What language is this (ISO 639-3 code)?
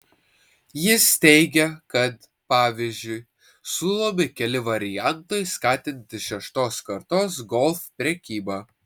lit